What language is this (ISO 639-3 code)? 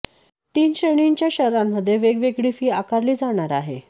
mar